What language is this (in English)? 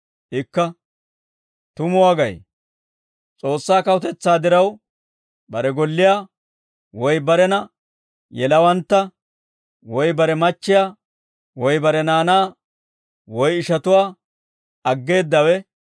Dawro